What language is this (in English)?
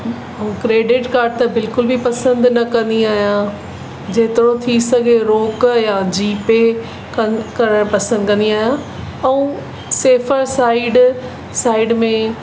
Sindhi